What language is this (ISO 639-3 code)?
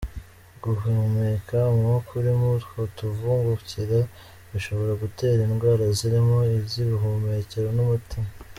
kin